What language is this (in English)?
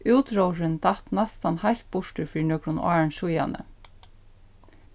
Faroese